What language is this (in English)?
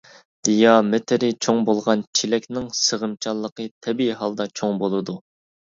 Uyghur